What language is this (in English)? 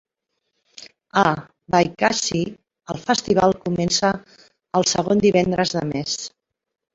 Catalan